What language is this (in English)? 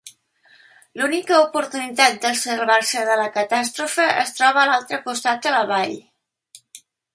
Catalan